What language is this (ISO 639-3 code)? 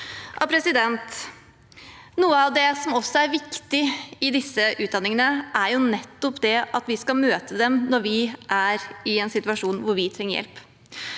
nor